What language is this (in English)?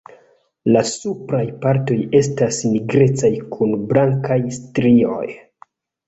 Esperanto